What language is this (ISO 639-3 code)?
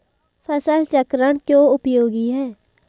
hin